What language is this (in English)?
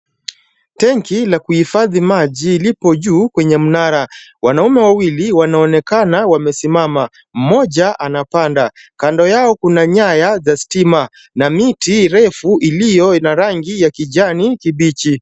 Swahili